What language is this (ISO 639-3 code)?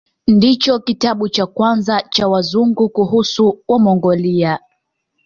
swa